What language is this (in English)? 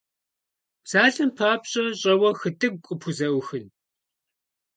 Kabardian